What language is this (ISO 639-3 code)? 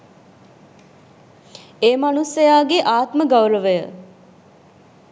sin